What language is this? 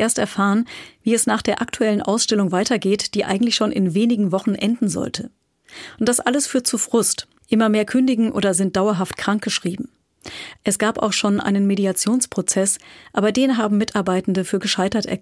German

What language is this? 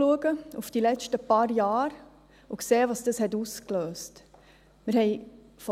Swiss German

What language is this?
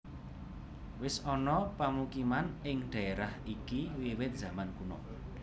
Javanese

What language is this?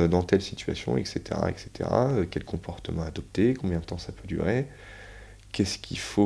French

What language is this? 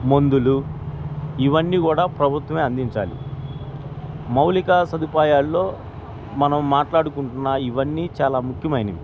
Telugu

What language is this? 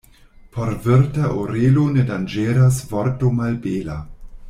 Esperanto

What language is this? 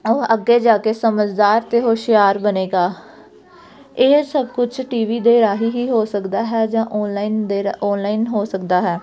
Punjabi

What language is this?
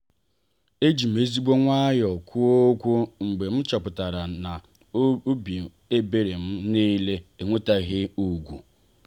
Igbo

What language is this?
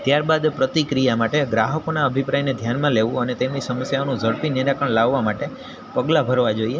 Gujarati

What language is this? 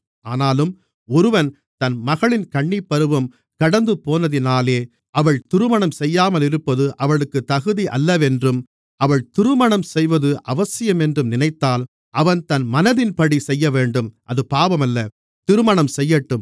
Tamil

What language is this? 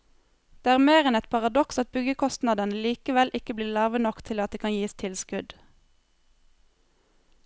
Norwegian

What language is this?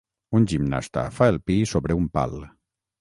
Catalan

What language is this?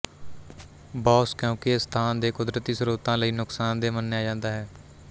Punjabi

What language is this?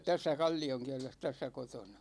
Finnish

